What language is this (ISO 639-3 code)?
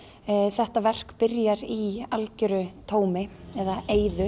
isl